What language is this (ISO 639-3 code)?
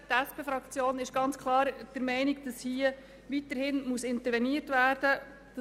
gsw